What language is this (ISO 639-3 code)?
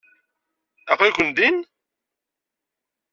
kab